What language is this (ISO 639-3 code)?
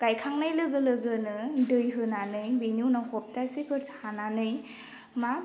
brx